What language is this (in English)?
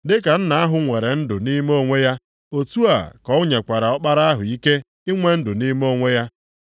Igbo